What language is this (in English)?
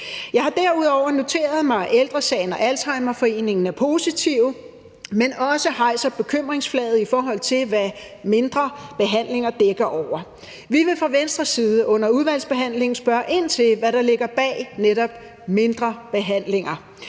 Danish